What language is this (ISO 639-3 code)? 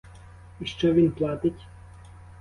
ukr